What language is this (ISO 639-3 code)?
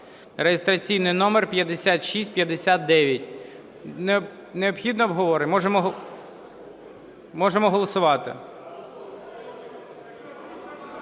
ukr